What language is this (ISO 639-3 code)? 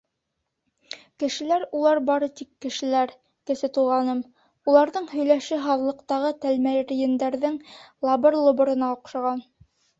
bak